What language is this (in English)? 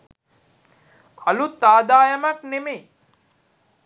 Sinhala